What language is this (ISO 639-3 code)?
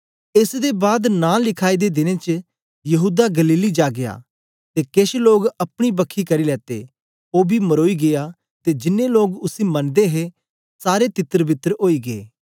doi